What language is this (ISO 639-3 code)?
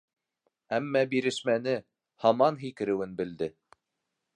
bak